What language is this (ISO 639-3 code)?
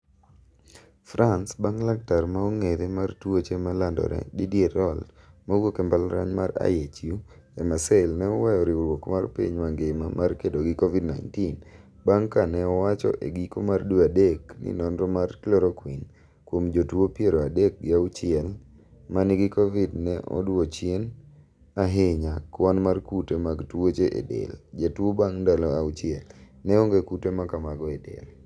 luo